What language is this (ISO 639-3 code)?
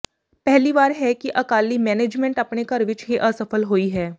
pan